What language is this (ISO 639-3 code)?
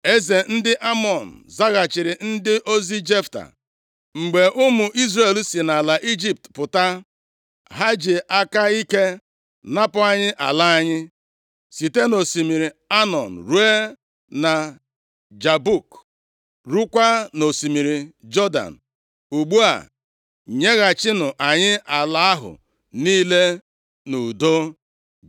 ibo